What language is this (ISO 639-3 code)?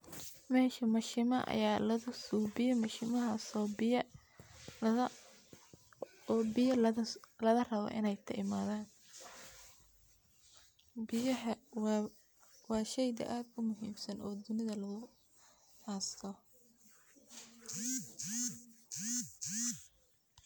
som